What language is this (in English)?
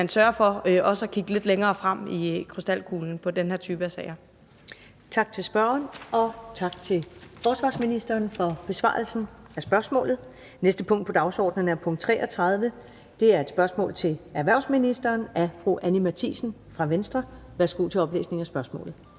Danish